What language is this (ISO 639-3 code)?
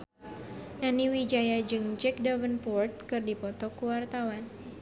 sun